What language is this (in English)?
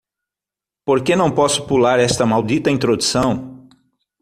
Portuguese